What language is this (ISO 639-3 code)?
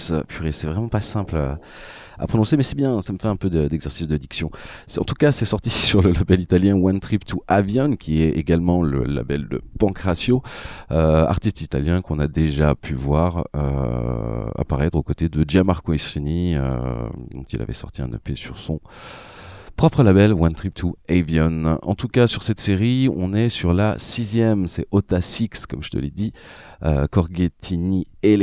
fra